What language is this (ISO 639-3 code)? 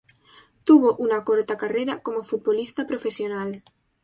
spa